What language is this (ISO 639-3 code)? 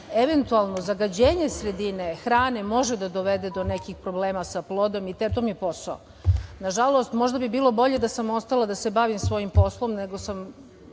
srp